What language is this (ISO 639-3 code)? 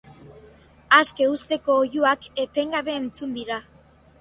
eus